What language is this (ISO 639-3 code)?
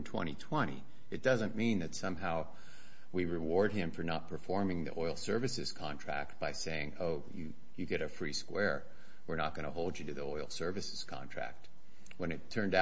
eng